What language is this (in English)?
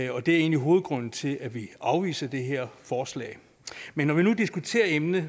Danish